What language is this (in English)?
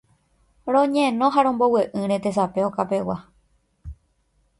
Guarani